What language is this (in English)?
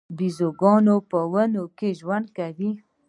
Pashto